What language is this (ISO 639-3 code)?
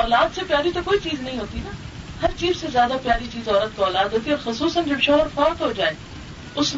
urd